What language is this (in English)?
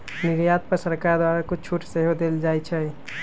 Magahi